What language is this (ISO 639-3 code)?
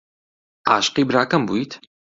ckb